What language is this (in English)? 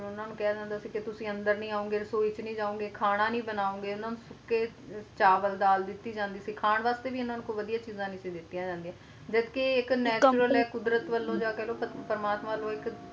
Punjabi